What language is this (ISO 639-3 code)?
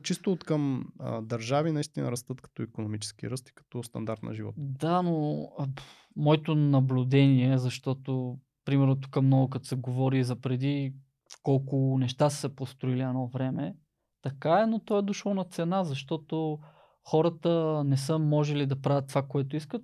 bul